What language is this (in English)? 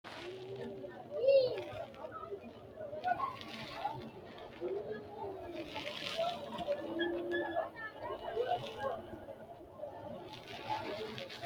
Sidamo